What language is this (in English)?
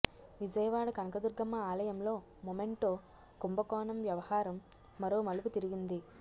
Telugu